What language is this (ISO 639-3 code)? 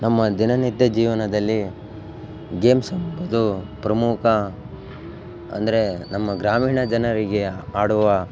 kan